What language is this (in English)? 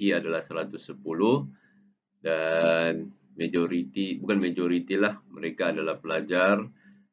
Malay